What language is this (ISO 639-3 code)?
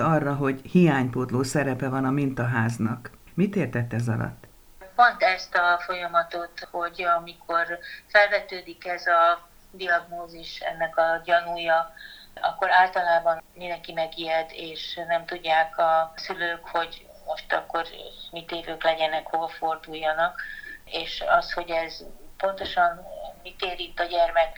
hun